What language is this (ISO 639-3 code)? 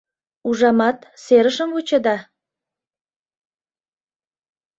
chm